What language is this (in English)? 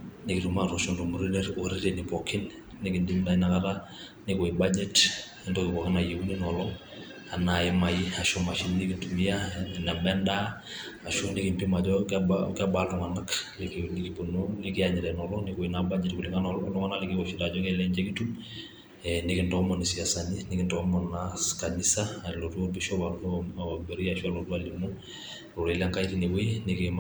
Masai